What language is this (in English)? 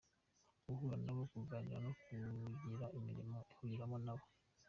Kinyarwanda